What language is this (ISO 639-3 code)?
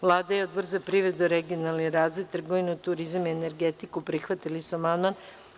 srp